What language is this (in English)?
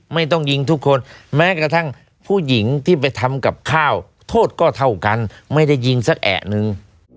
Thai